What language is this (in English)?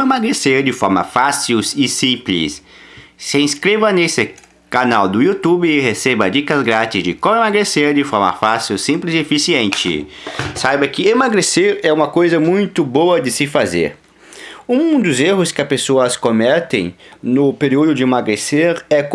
Portuguese